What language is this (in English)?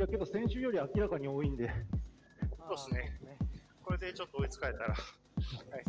Japanese